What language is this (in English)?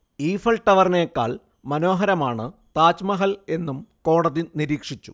Malayalam